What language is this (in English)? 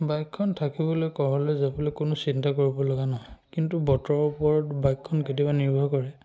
Assamese